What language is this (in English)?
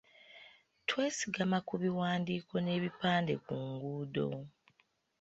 Ganda